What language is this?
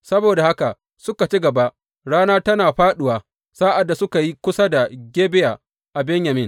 Hausa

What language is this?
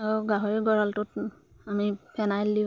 Assamese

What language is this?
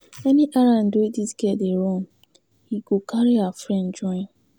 Nigerian Pidgin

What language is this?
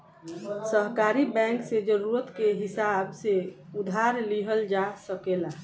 Bhojpuri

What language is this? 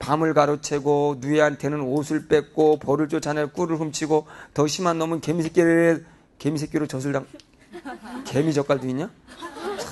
Korean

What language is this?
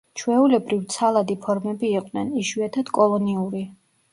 Georgian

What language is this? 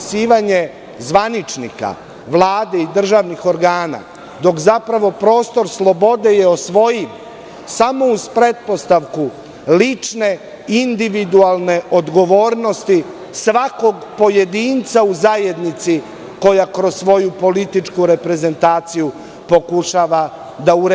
Serbian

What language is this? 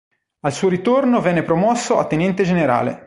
Italian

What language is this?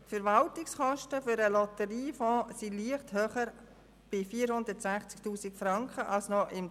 Swiss German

